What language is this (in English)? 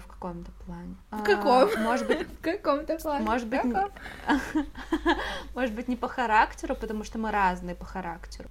Russian